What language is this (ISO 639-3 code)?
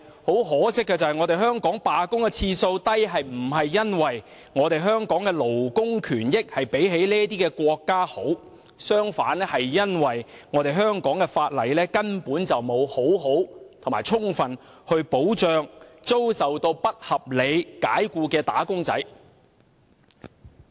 yue